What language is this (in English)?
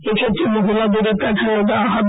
Bangla